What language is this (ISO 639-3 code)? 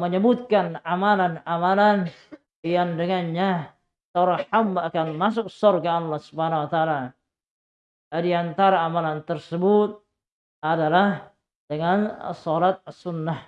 ind